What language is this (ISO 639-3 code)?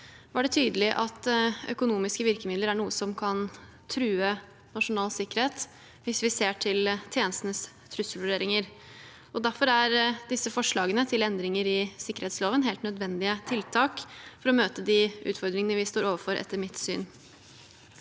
nor